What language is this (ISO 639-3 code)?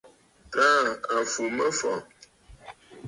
bfd